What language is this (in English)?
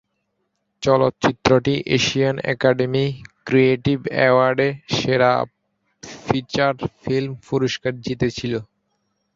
Bangla